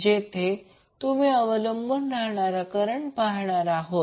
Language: Marathi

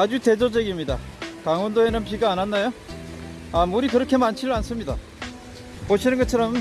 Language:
Korean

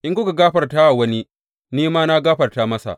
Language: Hausa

